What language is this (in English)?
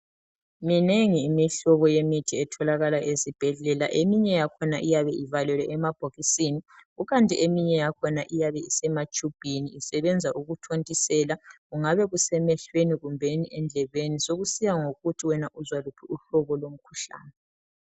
North Ndebele